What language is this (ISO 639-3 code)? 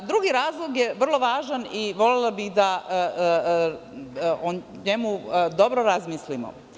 srp